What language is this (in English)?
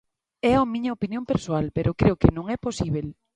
Galician